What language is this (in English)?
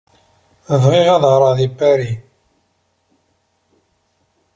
Kabyle